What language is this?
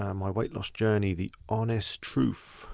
English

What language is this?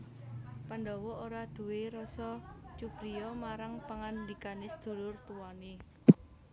Javanese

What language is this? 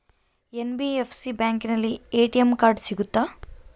Kannada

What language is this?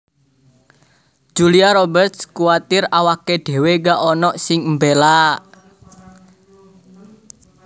Javanese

